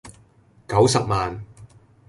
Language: Cantonese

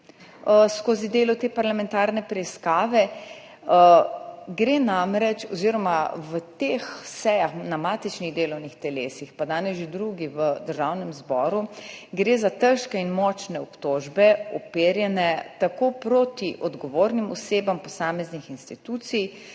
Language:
Slovenian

